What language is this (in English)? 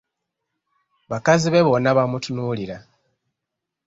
Ganda